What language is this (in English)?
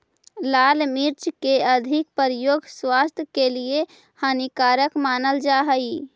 Magahi